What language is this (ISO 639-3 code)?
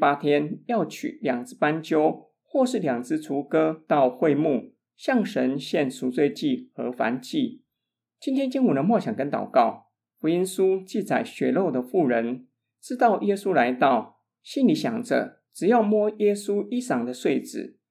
zho